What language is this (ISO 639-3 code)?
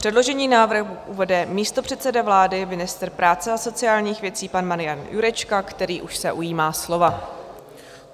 ces